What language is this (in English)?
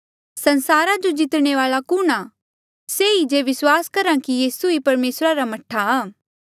Mandeali